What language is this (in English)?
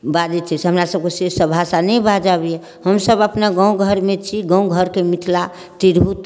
Maithili